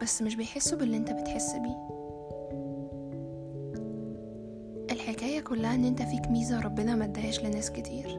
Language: Arabic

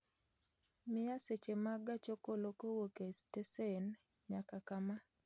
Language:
Luo (Kenya and Tanzania)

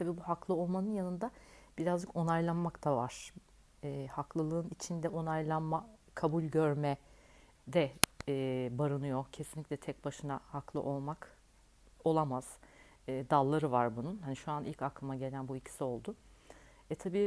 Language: Turkish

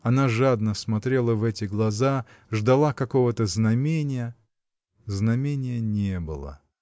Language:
Russian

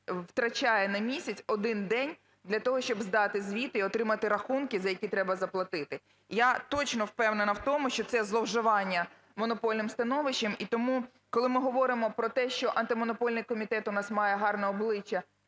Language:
Ukrainian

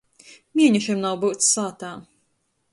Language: Latgalian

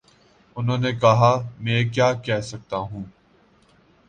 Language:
Urdu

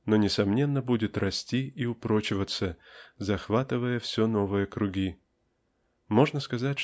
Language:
Russian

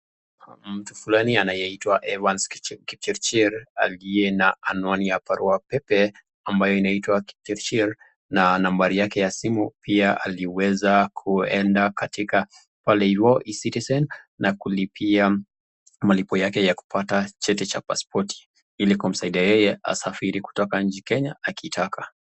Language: Swahili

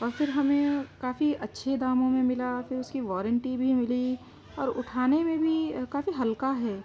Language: Urdu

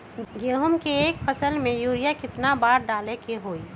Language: Magahi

